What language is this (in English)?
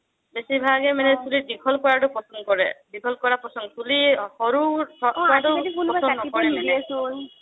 Assamese